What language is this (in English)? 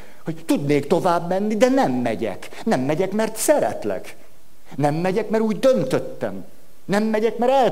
Hungarian